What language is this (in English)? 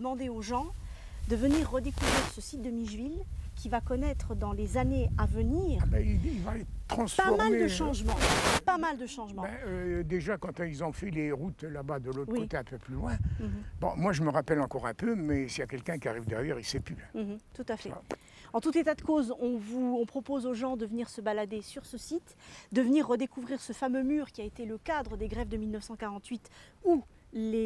French